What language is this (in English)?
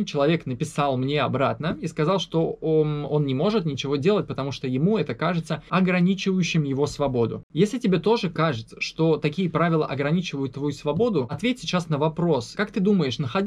Russian